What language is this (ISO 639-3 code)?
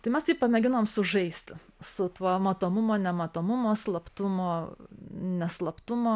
lit